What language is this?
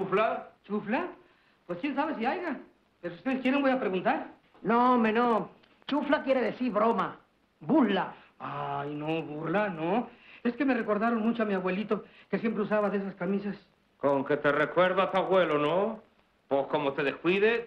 Spanish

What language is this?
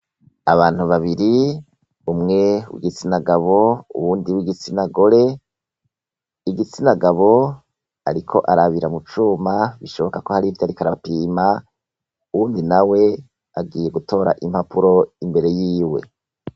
Rundi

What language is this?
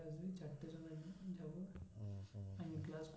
Bangla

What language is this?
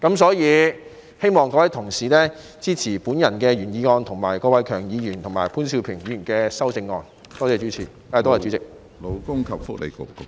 Cantonese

